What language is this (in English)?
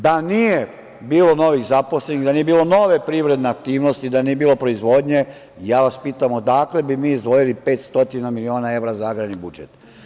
Serbian